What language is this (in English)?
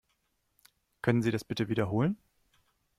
German